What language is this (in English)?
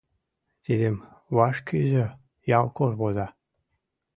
Mari